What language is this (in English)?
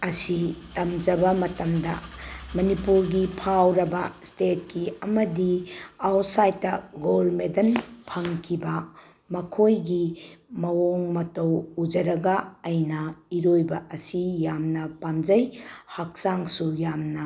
Manipuri